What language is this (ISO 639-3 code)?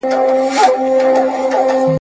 pus